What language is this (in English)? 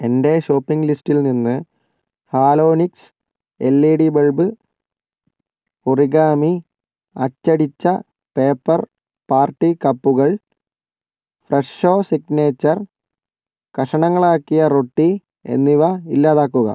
Malayalam